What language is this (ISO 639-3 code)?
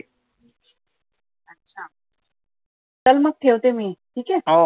mar